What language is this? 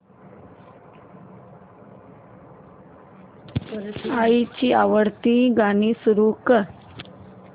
Marathi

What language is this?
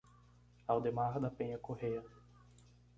Portuguese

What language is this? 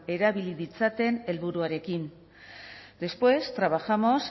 Basque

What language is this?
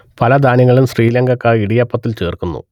Malayalam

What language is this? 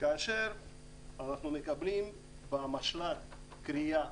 Hebrew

